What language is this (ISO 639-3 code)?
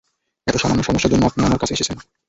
ben